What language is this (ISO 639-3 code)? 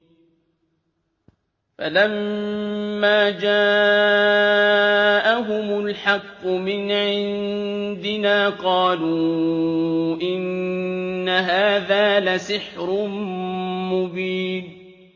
ara